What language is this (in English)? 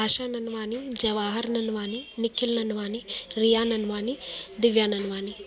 Sindhi